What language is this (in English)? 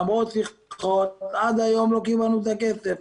Hebrew